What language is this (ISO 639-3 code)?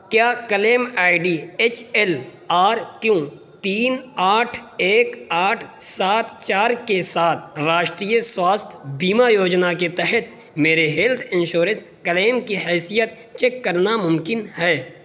urd